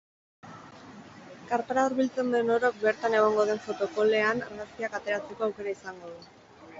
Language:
Basque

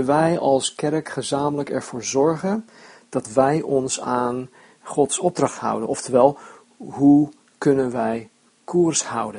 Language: Dutch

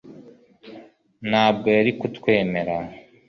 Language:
Kinyarwanda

